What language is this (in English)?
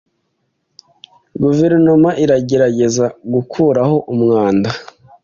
Kinyarwanda